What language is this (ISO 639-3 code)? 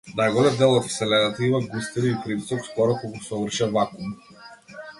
mkd